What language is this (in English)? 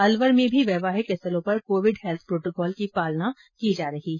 Hindi